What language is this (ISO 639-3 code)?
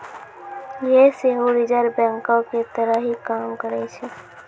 mai